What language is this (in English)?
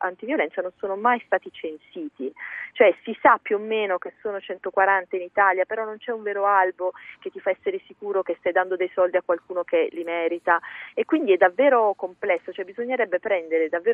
Italian